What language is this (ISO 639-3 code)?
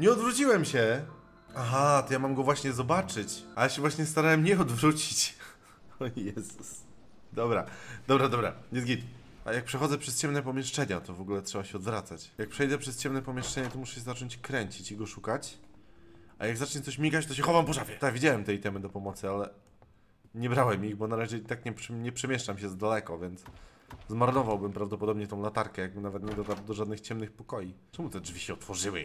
pol